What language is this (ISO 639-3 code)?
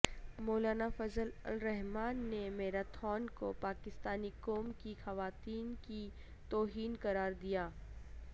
urd